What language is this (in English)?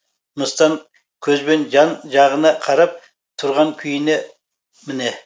Kazakh